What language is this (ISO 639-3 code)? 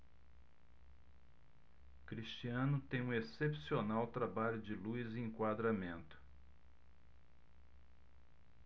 por